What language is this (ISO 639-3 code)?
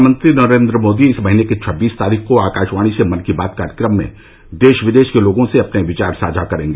hin